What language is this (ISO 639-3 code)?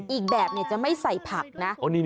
tha